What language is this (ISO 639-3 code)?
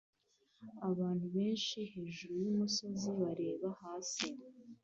kin